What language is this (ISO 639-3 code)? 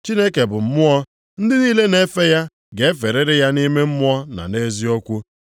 ibo